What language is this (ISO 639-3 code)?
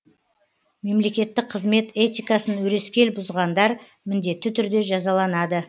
kaz